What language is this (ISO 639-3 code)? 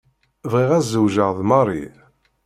kab